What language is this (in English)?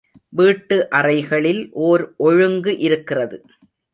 Tamil